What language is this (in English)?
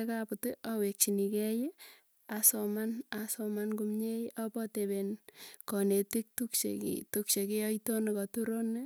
Tugen